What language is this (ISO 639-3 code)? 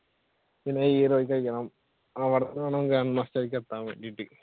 mal